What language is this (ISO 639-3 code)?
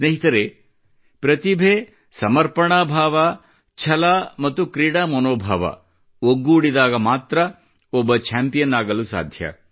kan